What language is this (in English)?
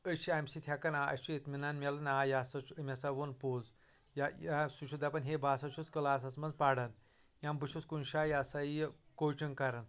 Kashmiri